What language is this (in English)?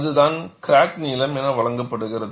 Tamil